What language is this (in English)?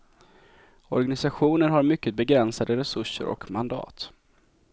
Swedish